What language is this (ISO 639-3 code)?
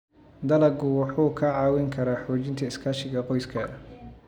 som